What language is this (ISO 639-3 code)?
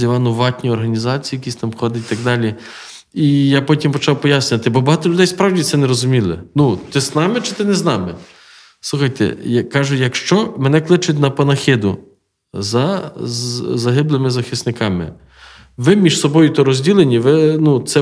ukr